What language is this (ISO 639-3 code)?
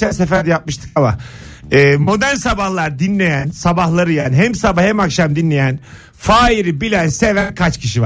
tur